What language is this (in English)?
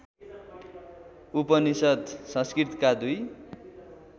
Nepali